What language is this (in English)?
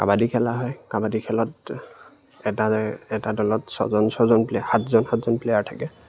Assamese